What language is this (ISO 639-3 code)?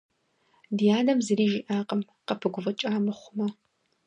kbd